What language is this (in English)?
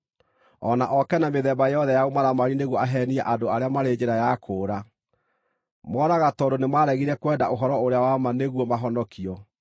Kikuyu